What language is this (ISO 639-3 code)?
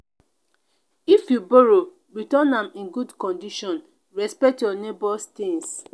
pcm